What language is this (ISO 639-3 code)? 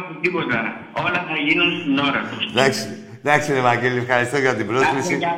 ell